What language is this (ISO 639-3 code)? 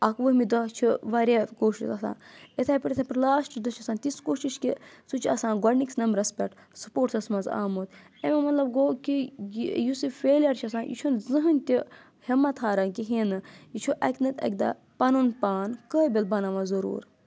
kas